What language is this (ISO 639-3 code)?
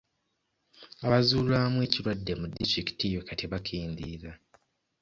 lug